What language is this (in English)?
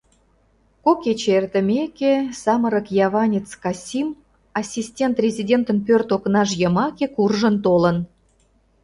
Mari